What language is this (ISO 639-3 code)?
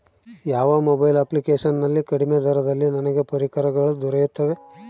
kan